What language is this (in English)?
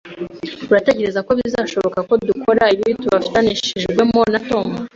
Kinyarwanda